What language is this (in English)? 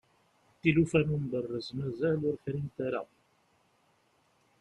Kabyle